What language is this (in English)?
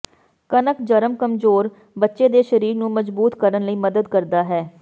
Punjabi